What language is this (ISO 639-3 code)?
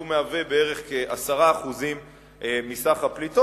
heb